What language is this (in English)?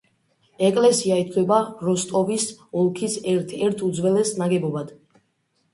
Georgian